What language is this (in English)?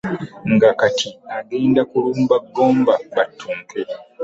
Ganda